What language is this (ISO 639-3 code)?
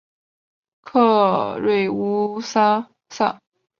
zho